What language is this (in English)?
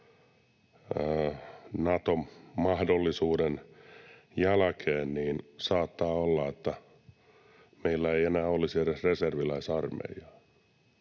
Finnish